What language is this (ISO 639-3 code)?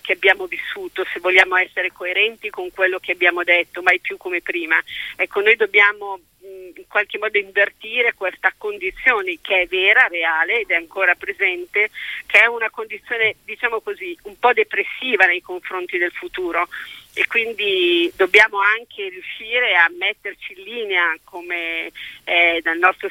ita